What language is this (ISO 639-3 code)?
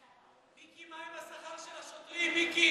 heb